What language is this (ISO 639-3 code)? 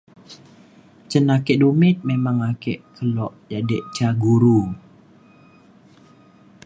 xkl